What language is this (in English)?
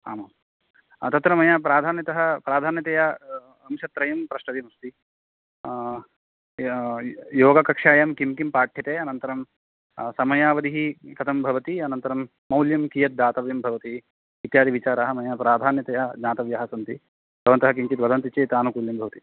Sanskrit